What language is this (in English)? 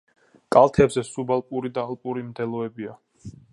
Georgian